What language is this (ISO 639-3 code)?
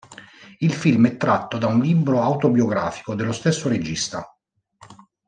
ita